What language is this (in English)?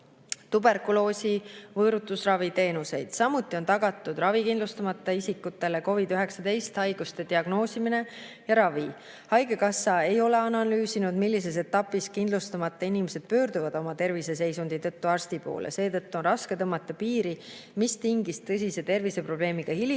Estonian